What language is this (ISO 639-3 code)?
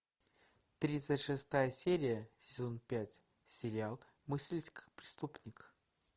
rus